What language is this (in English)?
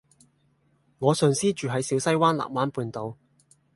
Cantonese